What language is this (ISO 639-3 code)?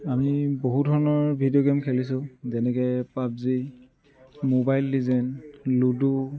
asm